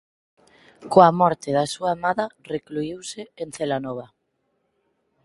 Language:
Galician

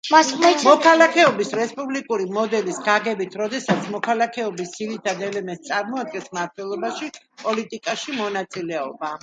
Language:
Georgian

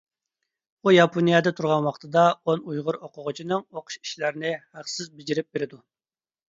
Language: Uyghur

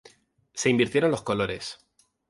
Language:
Spanish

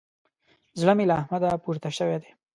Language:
Pashto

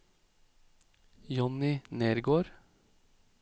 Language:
Norwegian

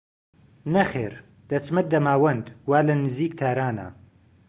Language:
Central Kurdish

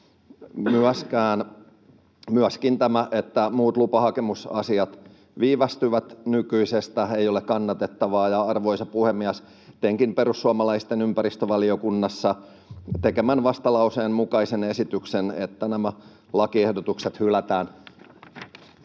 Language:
Finnish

